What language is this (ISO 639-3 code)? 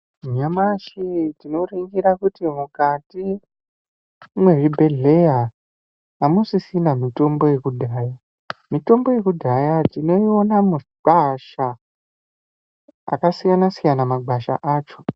ndc